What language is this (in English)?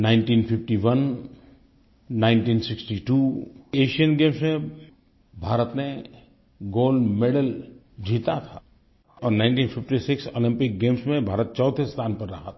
Hindi